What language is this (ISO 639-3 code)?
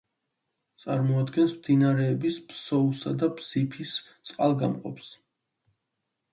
kat